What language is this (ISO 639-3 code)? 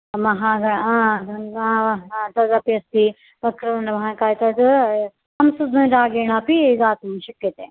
san